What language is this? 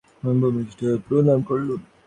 Bangla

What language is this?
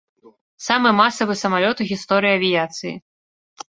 Belarusian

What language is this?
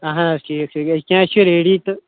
Kashmiri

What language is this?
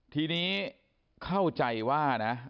Thai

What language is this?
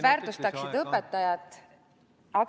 Estonian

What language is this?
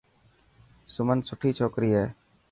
Dhatki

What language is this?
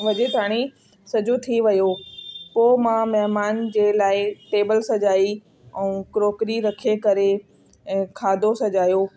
Sindhi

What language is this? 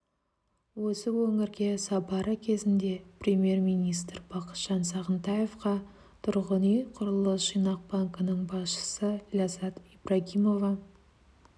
Kazakh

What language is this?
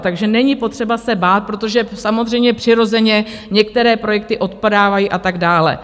Czech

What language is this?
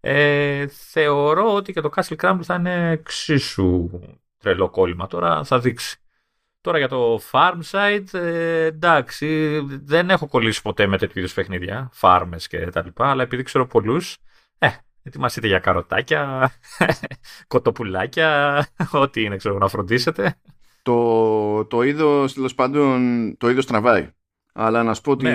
Greek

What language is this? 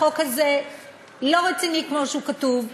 Hebrew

